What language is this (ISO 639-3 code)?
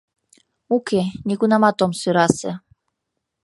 chm